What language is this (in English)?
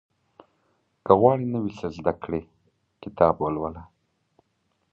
Pashto